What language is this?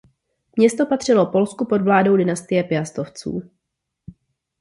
Czech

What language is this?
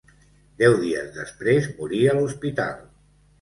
Catalan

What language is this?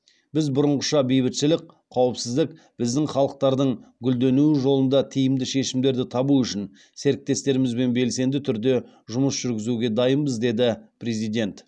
Kazakh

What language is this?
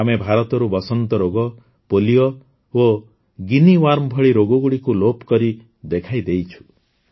Odia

